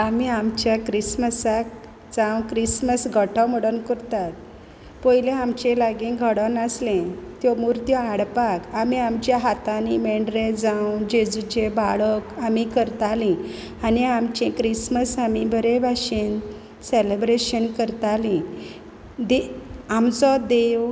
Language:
Konkani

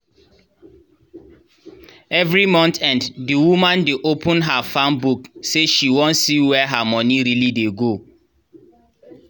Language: Nigerian Pidgin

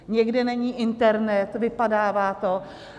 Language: Czech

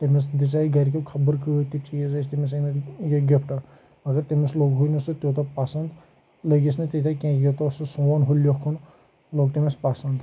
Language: Kashmiri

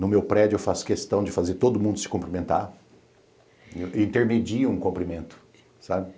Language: Portuguese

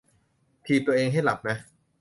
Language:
Thai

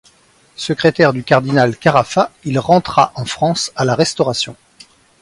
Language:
French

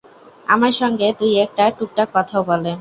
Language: Bangla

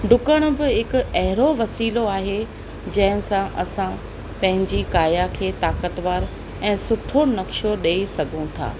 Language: Sindhi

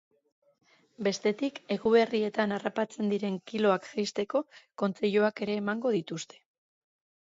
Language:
Basque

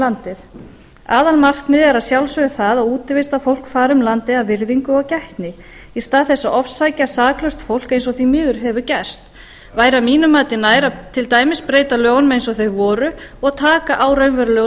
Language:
Icelandic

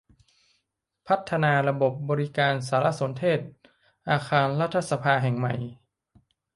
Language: Thai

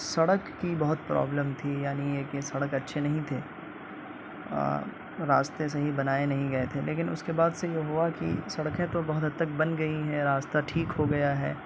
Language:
Urdu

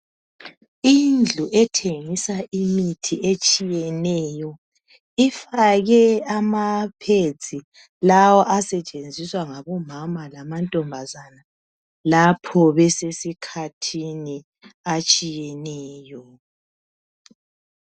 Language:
North Ndebele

